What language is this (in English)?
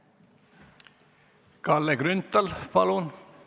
Estonian